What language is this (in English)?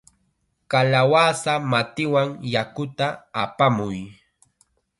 Chiquián Ancash Quechua